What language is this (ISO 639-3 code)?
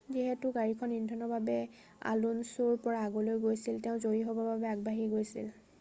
asm